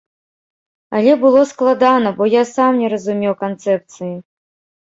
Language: Belarusian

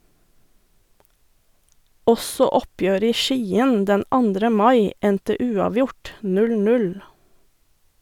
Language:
Norwegian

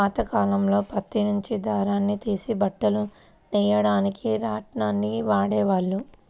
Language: Telugu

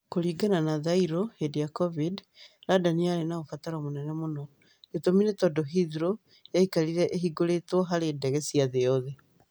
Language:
Kikuyu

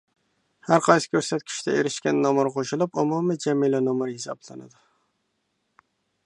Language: Uyghur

